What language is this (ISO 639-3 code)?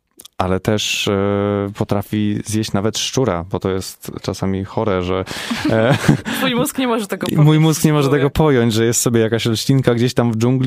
pol